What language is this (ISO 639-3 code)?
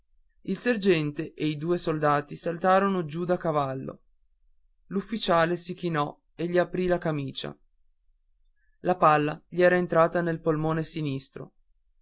ita